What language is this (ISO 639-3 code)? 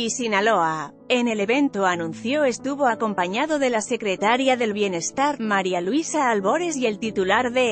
spa